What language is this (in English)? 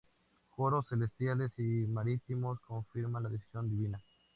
Spanish